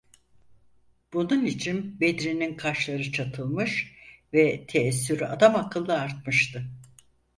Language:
Turkish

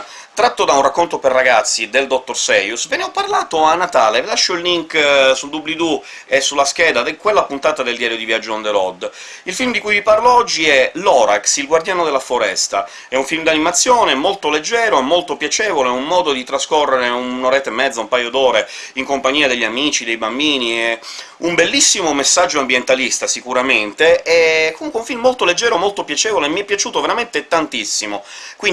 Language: Italian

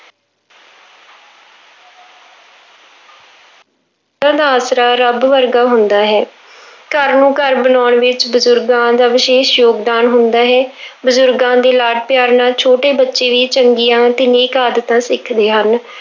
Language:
Punjabi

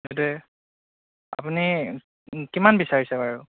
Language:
Assamese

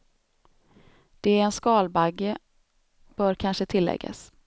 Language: Swedish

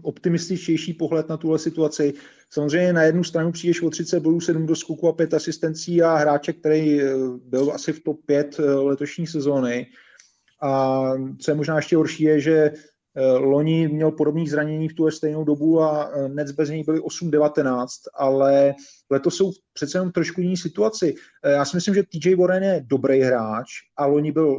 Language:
Czech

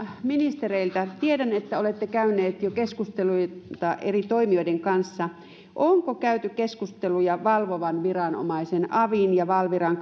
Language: Finnish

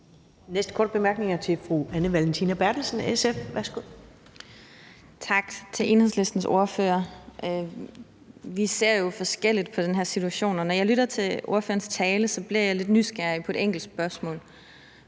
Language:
Danish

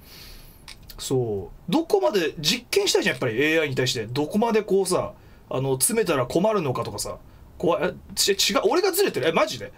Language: Japanese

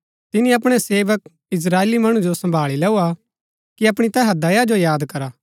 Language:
Gaddi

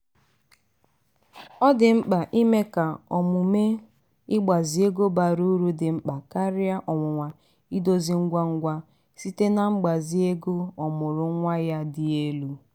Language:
Igbo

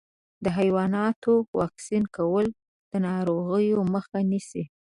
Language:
Pashto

